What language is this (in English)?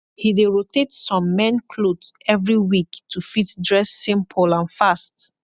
Nigerian Pidgin